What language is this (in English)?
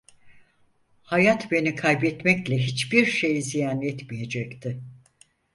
Turkish